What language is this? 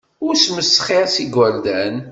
Kabyle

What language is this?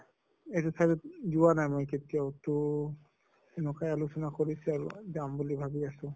Assamese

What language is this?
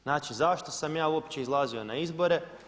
Croatian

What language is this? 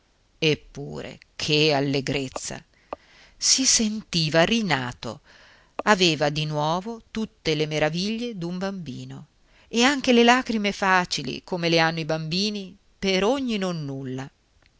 Italian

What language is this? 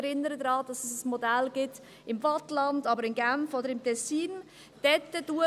Swiss German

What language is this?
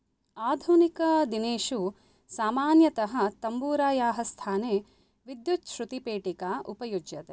Sanskrit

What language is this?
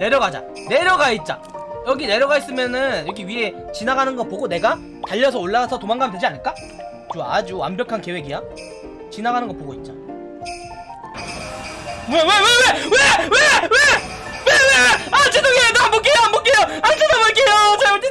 Korean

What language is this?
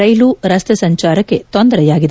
Kannada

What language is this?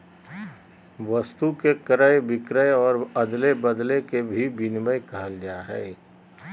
Magahi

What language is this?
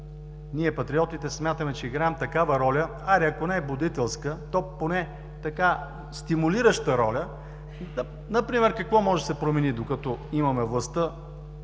Bulgarian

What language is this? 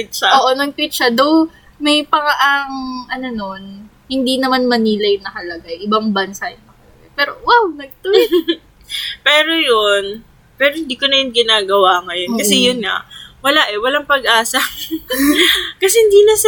Filipino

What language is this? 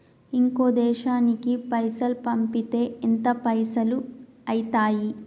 Telugu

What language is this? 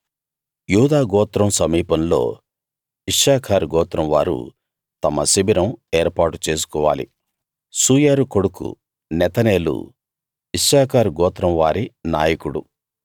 Telugu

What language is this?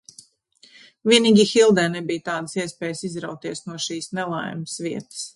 Latvian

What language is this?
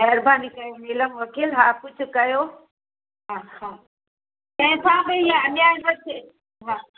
Sindhi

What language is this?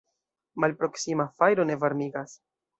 Esperanto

